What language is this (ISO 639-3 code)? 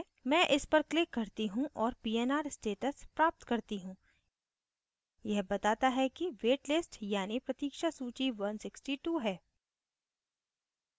hin